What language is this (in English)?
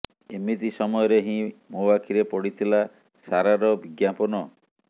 Odia